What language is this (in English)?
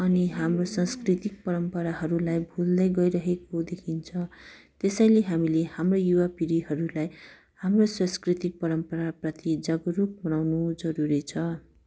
Nepali